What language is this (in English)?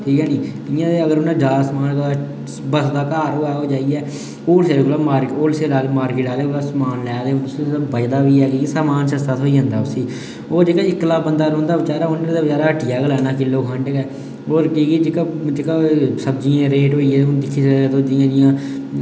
Dogri